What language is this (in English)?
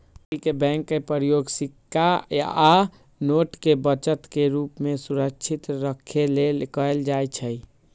Magahi